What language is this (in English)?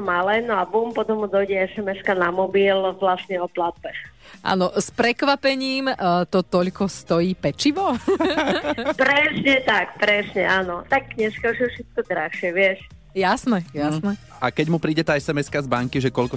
Slovak